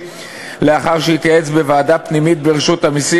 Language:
Hebrew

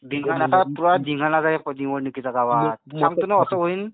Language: Marathi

